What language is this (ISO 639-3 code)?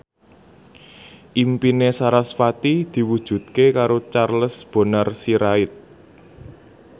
jav